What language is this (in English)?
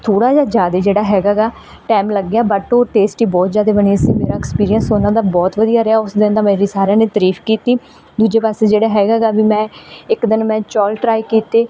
Punjabi